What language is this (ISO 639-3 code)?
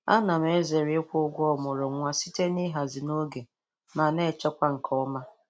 ibo